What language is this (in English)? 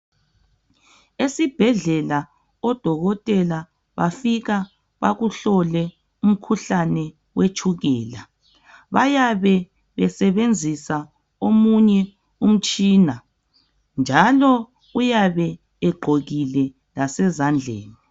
North Ndebele